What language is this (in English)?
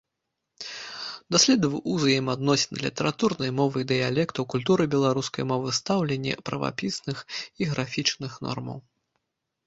Belarusian